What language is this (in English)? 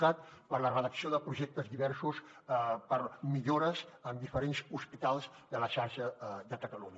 Catalan